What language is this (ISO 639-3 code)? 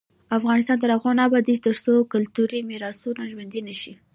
pus